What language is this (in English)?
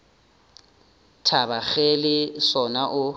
Northern Sotho